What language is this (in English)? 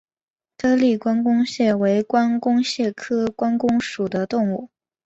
Chinese